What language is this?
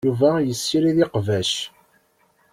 Kabyle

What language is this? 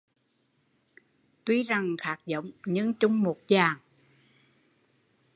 Vietnamese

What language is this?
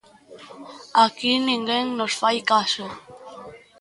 Galician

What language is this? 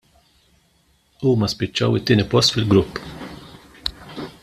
Maltese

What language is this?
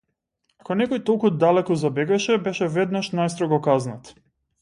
Macedonian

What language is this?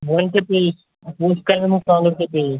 Kashmiri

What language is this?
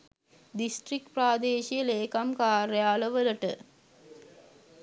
Sinhala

